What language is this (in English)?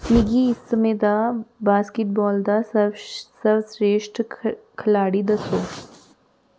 Dogri